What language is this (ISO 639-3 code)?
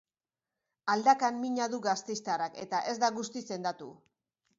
eus